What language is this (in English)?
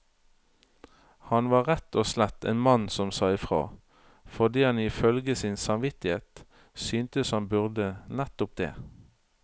Norwegian